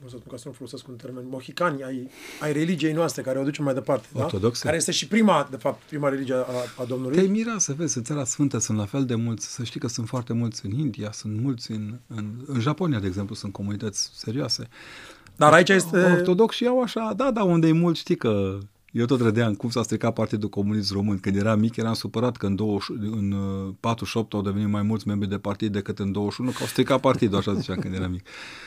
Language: Romanian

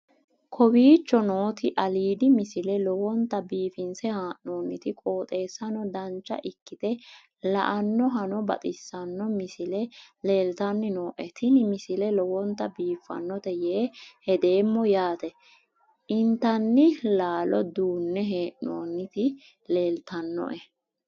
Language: Sidamo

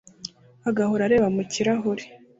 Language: Kinyarwanda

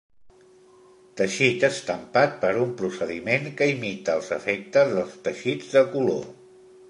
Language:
Catalan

